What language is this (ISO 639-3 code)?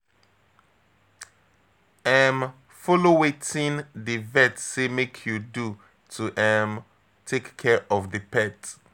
pcm